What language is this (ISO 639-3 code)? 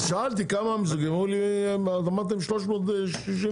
heb